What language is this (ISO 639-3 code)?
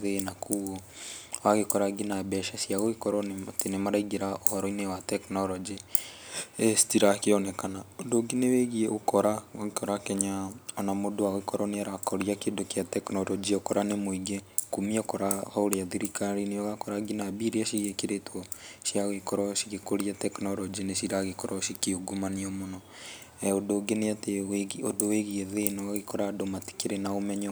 kik